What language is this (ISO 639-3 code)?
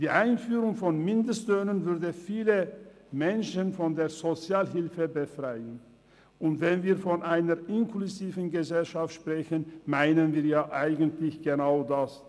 gsw